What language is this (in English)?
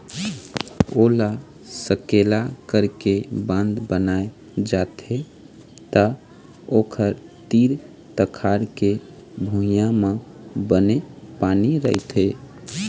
Chhattisgarhi